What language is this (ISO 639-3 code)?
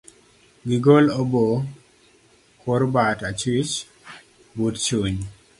luo